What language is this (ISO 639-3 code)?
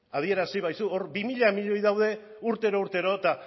eus